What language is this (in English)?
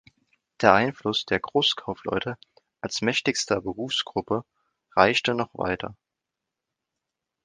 German